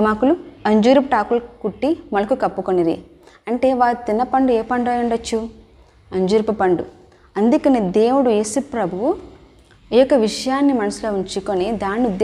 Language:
Telugu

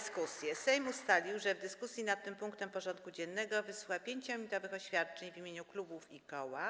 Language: Polish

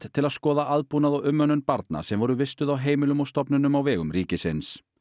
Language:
Icelandic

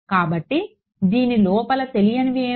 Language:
Telugu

